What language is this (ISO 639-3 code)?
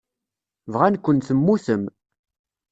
kab